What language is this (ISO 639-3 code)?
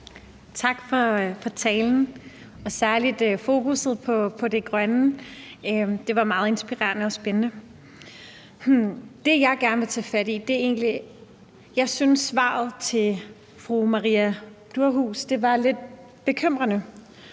dan